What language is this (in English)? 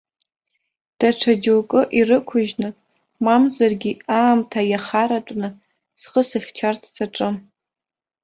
Abkhazian